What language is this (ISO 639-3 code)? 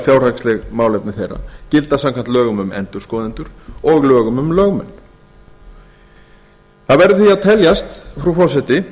isl